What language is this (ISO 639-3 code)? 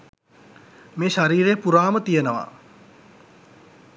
sin